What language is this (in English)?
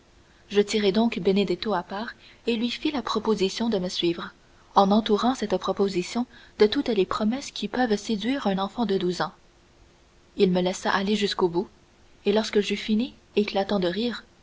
French